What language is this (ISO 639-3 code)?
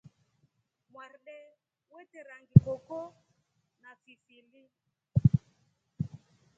rof